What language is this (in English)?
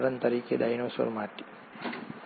Gujarati